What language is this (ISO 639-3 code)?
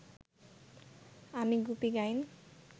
ben